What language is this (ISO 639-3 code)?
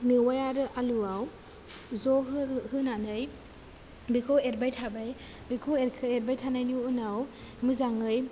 brx